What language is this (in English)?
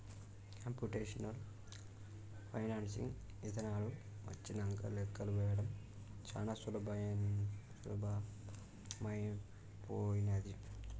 Telugu